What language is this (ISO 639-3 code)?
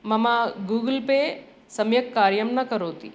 san